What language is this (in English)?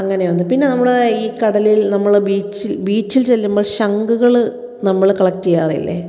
Malayalam